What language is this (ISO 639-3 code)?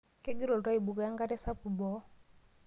mas